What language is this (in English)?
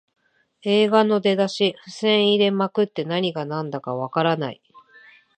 Japanese